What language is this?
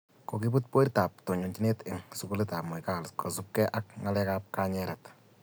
Kalenjin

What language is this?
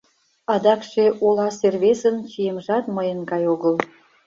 Mari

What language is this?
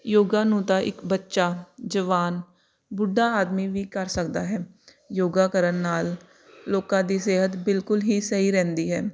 Punjabi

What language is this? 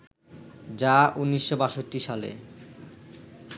Bangla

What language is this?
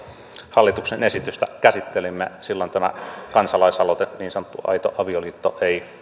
Finnish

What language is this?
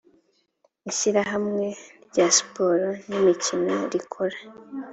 Kinyarwanda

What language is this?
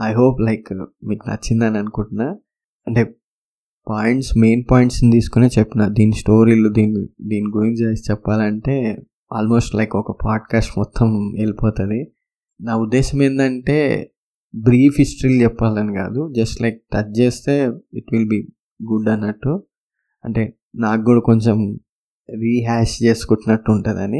Telugu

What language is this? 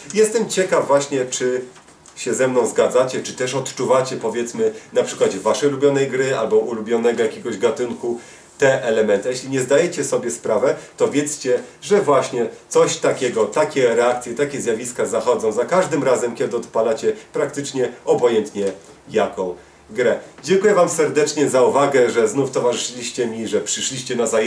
Polish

